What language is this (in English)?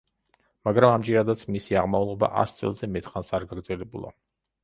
Georgian